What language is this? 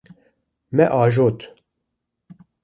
Kurdish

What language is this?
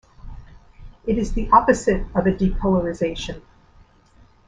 English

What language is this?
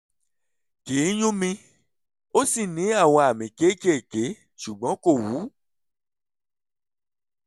Yoruba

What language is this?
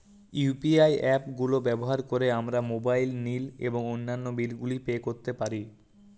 Bangla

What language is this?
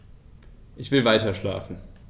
German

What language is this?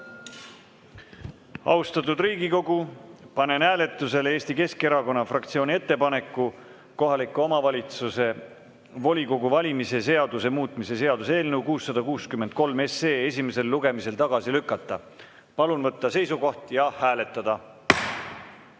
Estonian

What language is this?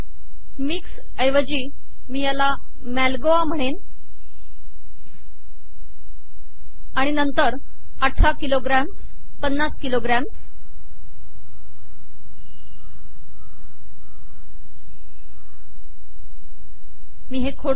Marathi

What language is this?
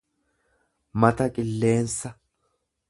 Oromo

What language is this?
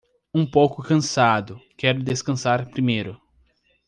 Portuguese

